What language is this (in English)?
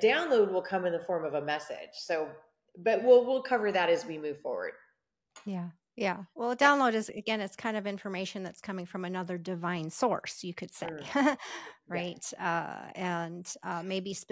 English